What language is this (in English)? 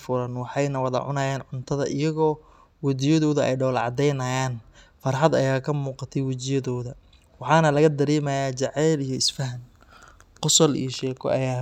Somali